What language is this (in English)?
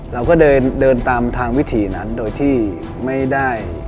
Thai